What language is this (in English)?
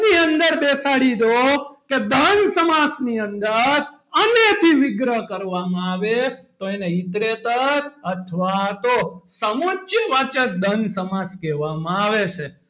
Gujarati